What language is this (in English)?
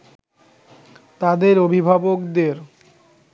Bangla